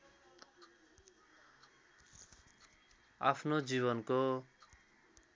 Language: Nepali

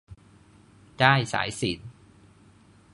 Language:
Thai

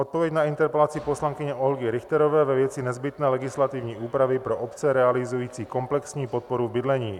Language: Czech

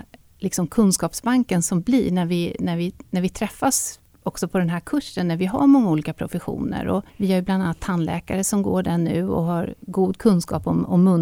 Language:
Swedish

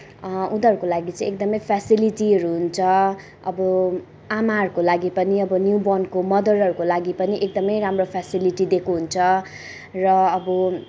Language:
Nepali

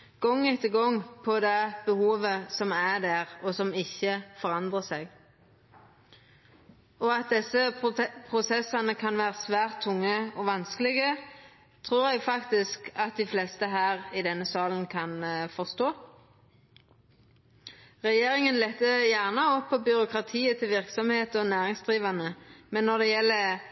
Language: Norwegian Nynorsk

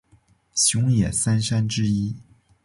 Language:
Chinese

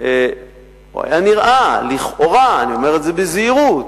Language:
Hebrew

